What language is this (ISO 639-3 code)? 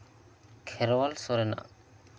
sat